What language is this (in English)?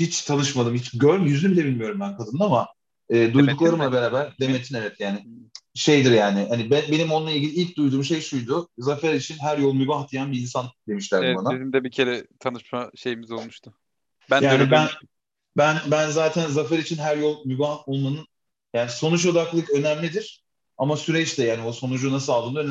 Turkish